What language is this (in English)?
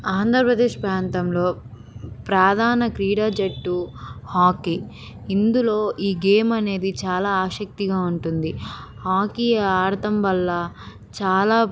Telugu